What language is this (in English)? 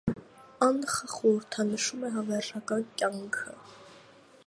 Armenian